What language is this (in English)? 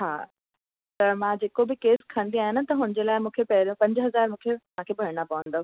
Sindhi